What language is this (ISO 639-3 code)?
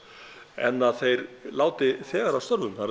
isl